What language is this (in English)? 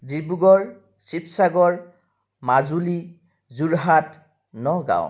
Assamese